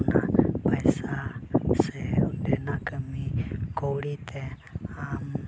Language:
Santali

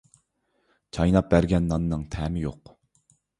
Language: Uyghur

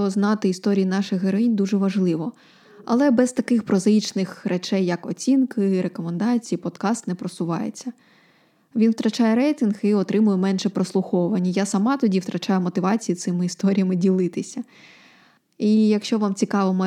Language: Ukrainian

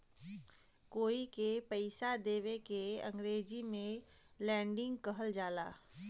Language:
Bhojpuri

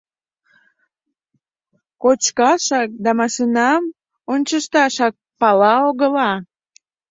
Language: Mari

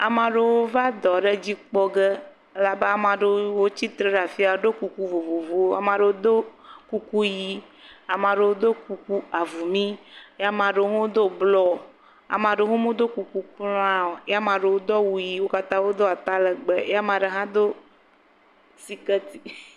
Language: Ewe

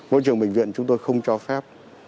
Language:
Vietnamese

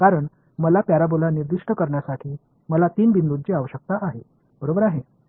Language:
Marathi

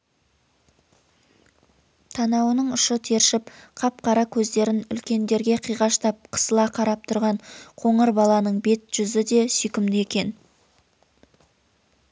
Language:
Kazakh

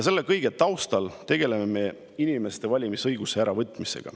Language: Estonian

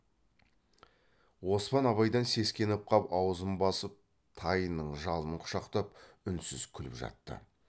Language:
Kazakh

